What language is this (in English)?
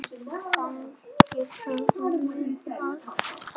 Icelandic